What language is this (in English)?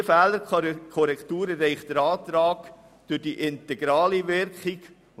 Swiss German